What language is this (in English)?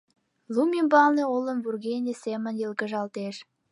Mari